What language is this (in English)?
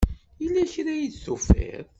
Kabyle